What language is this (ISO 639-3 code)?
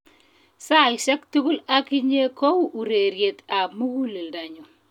kln